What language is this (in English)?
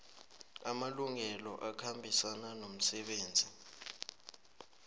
South Ndebele